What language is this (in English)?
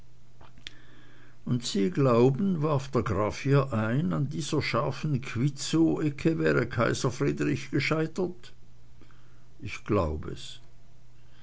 German